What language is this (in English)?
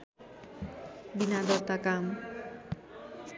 Nepali